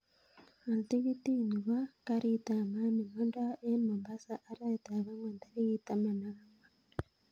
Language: Kalenjin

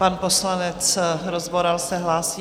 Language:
Czech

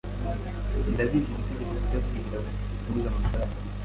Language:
Kinyarwanda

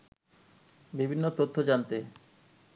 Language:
Bangla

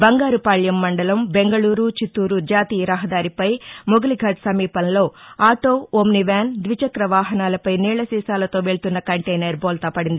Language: Telugu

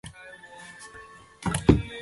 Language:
Chinese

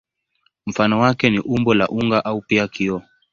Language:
Swahili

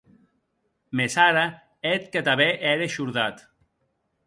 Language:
Occitan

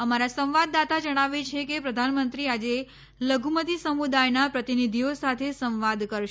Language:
Gujarati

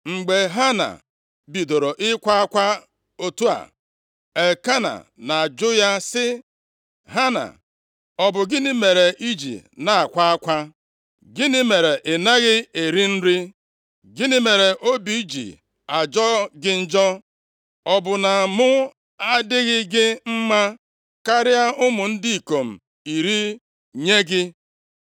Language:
Igbo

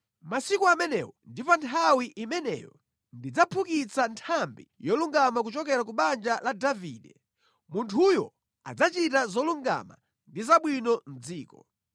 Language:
Nyanja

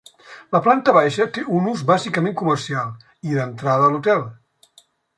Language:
Catalan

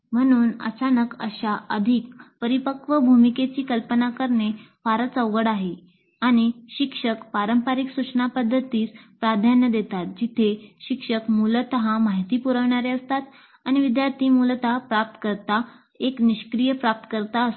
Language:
Marathi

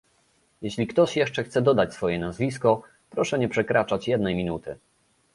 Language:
Polish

